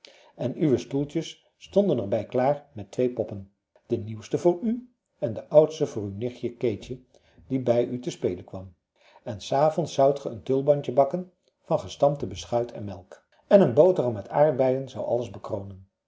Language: Dutch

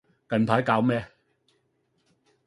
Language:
Cantonese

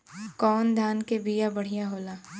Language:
Bhojpuri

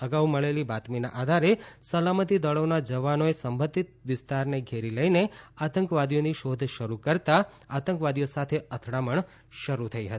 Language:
Gujarati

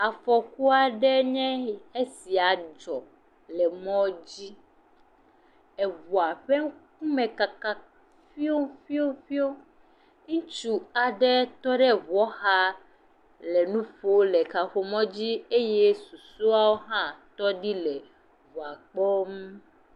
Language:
Ewe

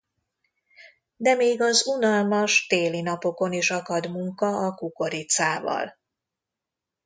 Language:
Hungarian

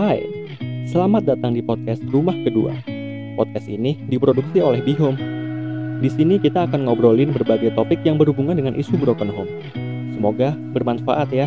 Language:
Indonesian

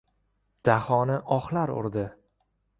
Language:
Uzbek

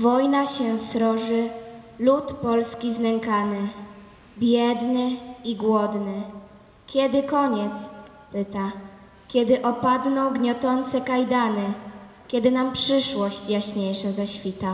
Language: Polish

